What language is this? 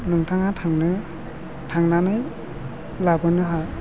Bodo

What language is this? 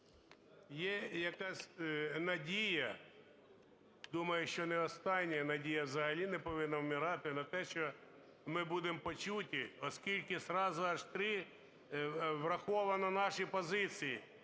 Ukrainian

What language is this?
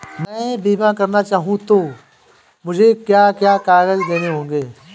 Hindi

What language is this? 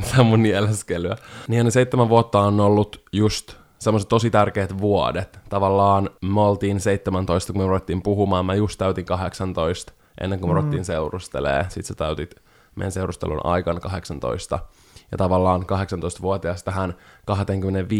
Finnish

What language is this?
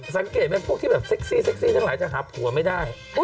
Thai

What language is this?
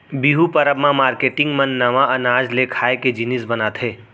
Chhattisgarhi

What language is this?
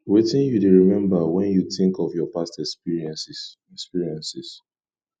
Nigerian Pidgin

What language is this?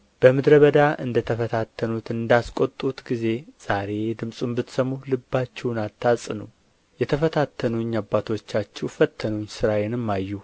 Amharic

